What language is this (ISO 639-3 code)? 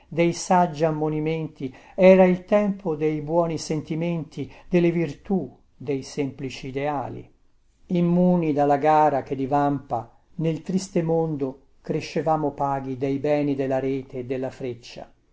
ita